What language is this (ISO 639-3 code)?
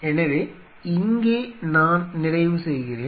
tam